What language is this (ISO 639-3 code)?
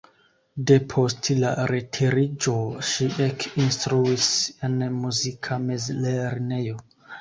epo